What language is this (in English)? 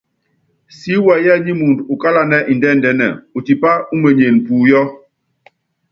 Yangben